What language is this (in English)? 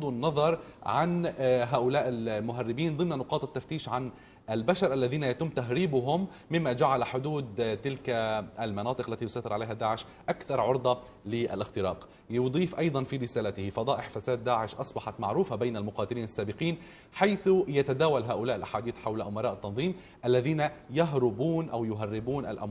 Arabic